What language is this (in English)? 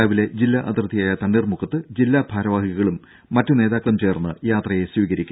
Malayalam